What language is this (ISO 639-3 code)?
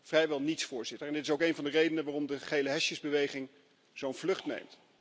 nld